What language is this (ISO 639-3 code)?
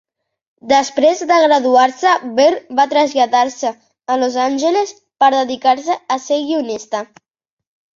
cat